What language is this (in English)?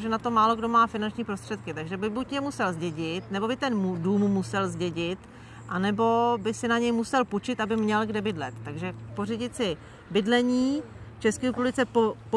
Czech